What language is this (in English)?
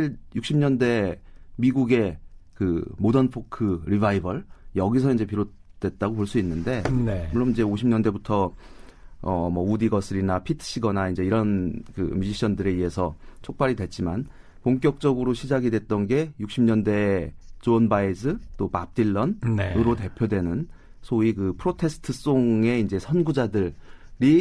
Korean